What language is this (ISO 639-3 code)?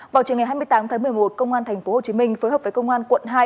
vie